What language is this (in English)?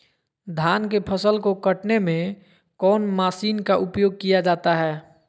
Magahi